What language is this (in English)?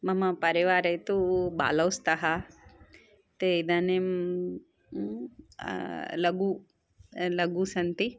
Sanskrit